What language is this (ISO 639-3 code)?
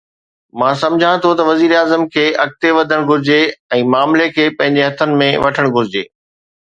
snd